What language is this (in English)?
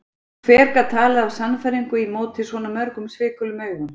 Icelandic